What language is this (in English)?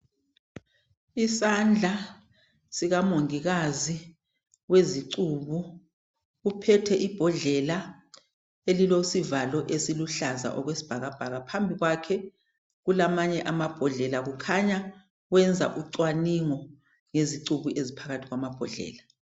North Ndebele